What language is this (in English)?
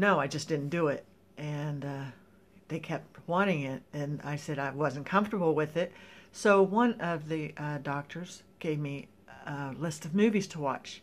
English